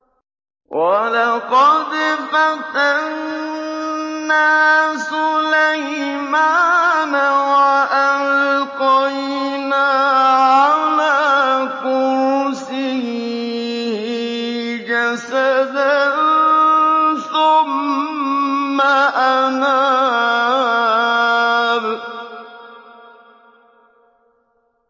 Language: Arabic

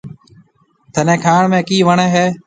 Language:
Marwari (Pakistan)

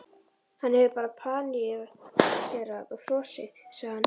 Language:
Icelandic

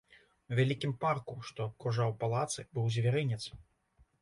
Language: Belarusian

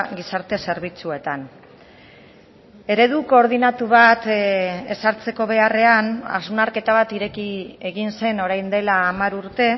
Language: Basque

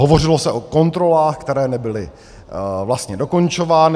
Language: Czech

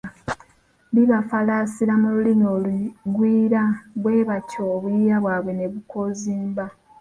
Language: Ganda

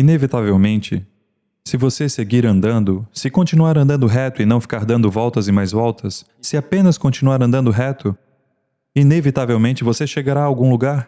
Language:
Portuguese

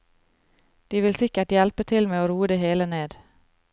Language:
Norwegian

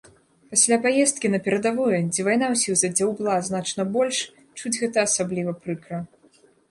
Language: Belarusian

